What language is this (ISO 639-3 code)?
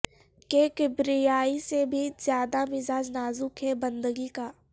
urd